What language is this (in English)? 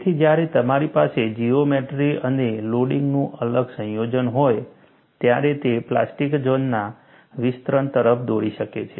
Gujarati